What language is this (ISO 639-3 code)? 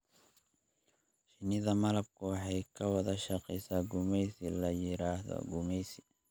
som